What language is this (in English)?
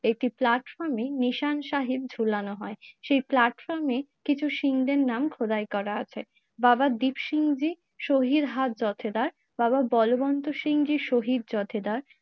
Bangla